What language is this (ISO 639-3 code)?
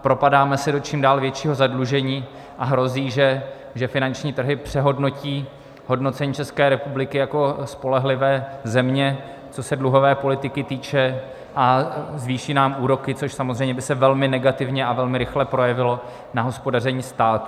ces